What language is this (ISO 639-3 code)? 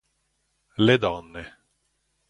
ita